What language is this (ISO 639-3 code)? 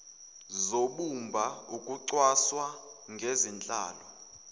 zul